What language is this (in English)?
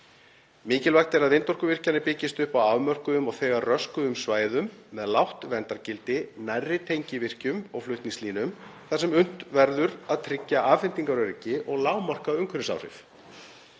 Icelandic